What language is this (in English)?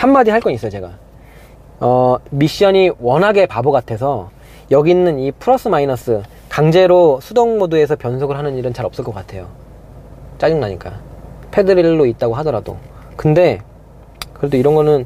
Korean